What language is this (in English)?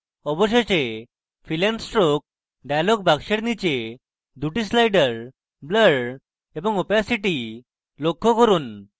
Bangla